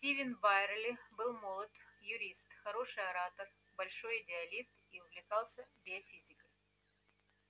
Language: Russian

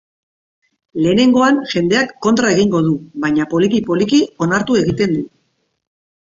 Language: Basque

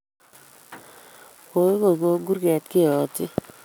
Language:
Kalenjin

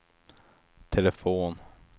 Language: Swedish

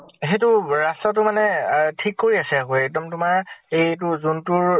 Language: Assamese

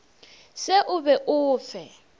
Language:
Northern Sotho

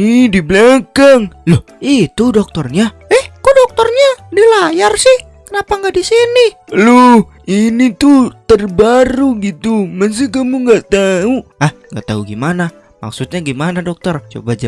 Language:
Indonesian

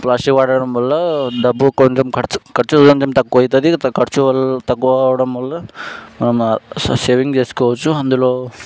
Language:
Telugu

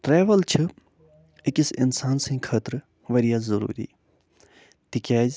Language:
Kashmiri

